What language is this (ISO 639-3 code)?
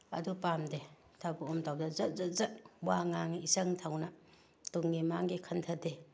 mni